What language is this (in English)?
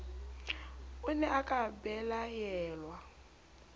Southern Sotho